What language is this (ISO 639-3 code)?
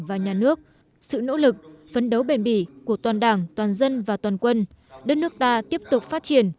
vie